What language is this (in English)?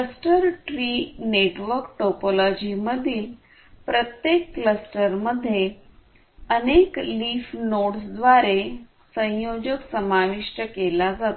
Marathi